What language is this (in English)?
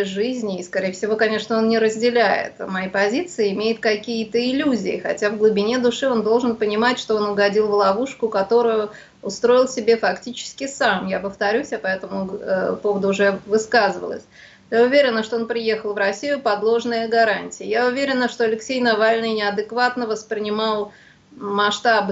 Russian